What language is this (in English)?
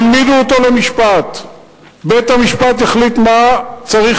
Hebrew